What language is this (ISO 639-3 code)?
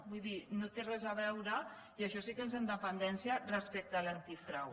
cat